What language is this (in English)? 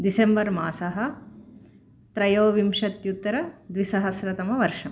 Sanskrit